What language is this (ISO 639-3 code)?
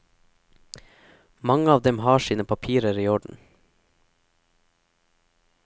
nor